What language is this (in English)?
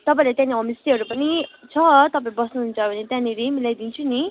Nepali